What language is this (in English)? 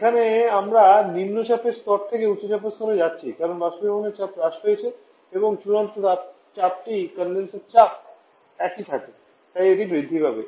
Bangla